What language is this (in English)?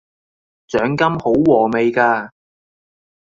Cantonese